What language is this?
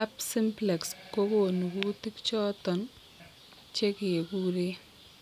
Kalenjin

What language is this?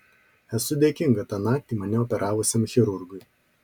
Lithuanian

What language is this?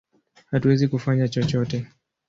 Swahili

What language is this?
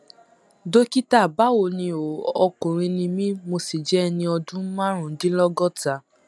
Yoruba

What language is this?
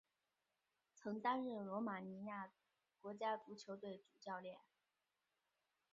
Chinese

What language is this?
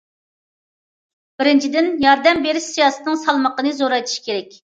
Uyghur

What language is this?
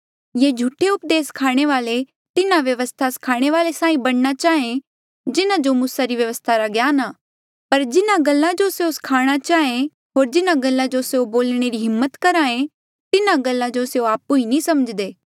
Mandeali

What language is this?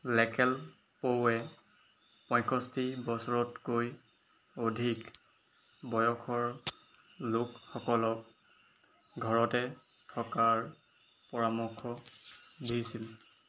Assamese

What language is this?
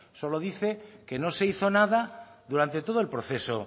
Spanish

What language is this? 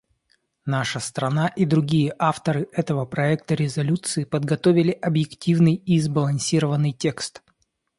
Russian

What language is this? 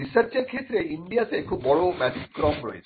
Bangla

